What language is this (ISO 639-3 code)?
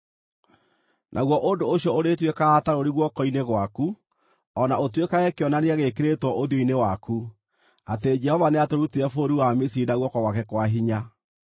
kik